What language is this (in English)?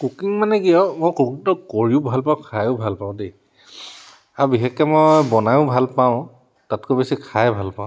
Assamese